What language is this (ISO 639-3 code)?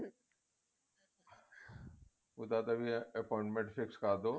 pan